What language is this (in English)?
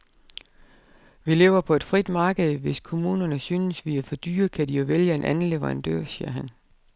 Danish